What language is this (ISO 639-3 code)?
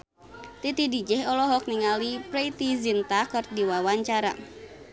sun